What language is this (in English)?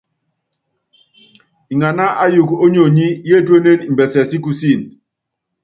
Yangben